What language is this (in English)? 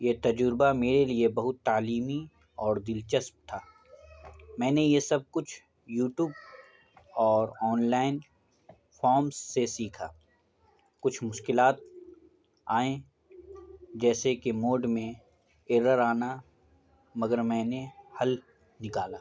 Urdu